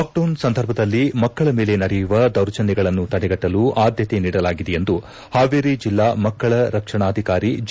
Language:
Kannada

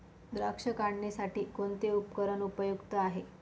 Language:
Marathi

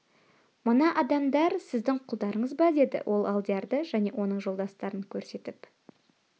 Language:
Kazakh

